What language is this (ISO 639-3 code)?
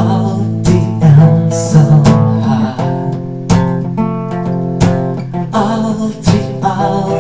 tur